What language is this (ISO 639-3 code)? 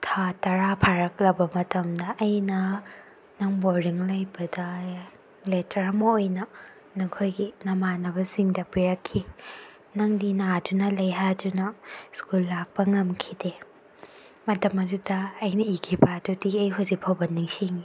mni